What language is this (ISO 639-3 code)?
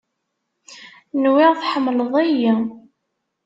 kab